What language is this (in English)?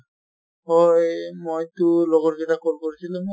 Assamese